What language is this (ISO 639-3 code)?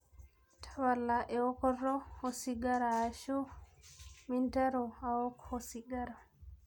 mas